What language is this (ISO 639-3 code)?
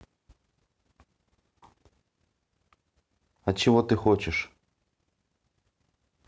rus